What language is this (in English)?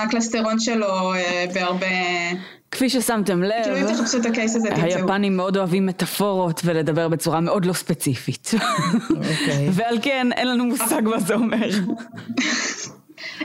Hebrew